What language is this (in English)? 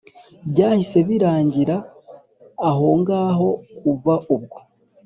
Kinyarwanda